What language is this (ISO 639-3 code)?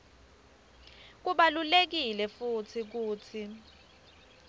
ssw